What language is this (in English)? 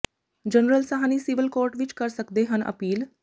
Punjabi